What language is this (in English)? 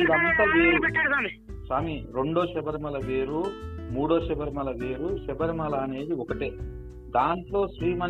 Telugu